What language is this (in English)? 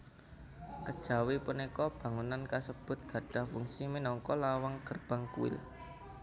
Javanese